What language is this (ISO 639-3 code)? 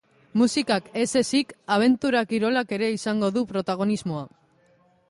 eus